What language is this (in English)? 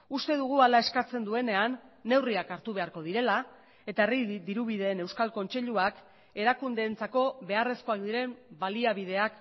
Basque